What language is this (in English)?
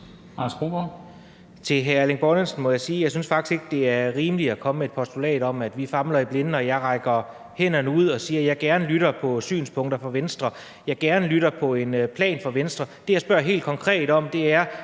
Danish